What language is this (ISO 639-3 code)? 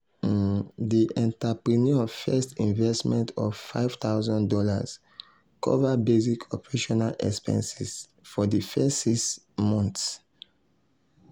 pcm